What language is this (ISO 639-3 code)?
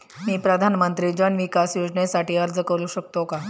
mar